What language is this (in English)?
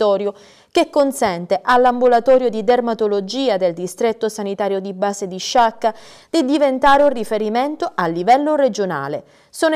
Italian